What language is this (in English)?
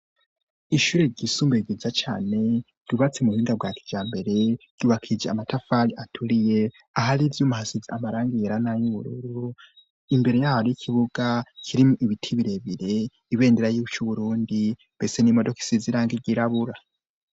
Rundi